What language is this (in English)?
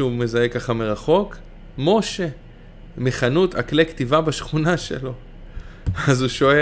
Hebrew